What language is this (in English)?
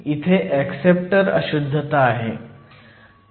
Marathi